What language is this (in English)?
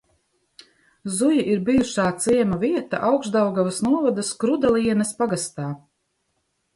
Latvian